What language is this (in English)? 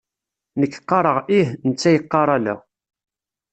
Kabyle